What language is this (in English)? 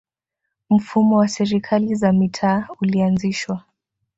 Swahili